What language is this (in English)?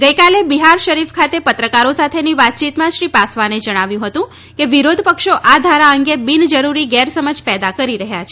Gujarati